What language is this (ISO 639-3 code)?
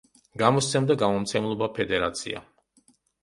kat